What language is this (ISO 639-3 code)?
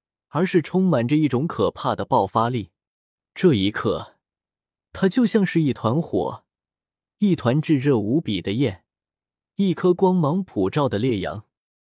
zho